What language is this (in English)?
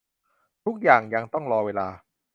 Thai